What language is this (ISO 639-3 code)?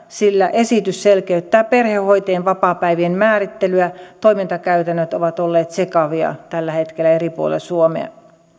fin